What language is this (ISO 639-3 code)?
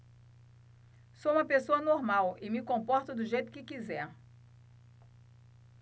por